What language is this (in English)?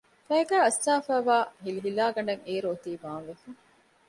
Divehi